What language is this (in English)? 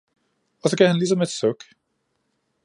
Danish